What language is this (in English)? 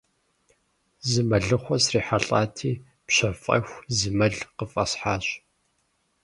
Kabardian